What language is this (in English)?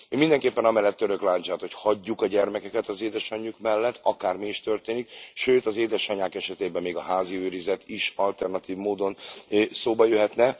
Hungarian